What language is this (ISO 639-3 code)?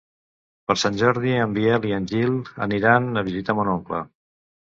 cat